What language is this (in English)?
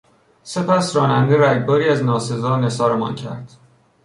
Persian